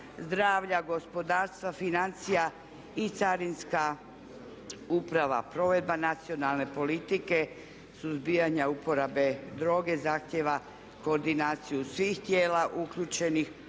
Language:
Croatian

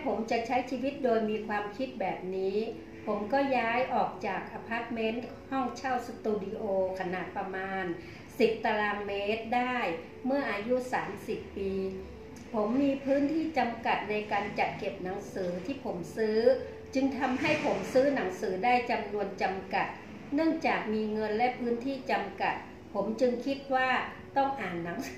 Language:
Thai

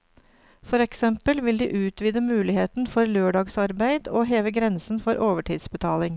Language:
Norwegian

